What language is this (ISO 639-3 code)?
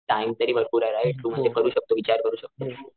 mar